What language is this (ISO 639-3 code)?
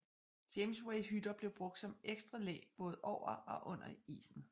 dan